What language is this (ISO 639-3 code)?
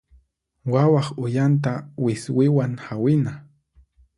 qxp